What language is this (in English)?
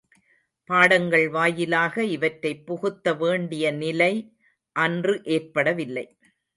Tamil